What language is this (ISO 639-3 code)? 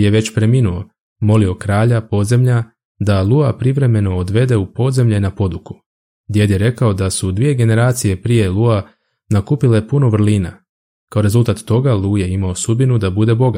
hrv